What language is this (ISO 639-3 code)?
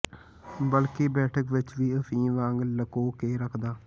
pan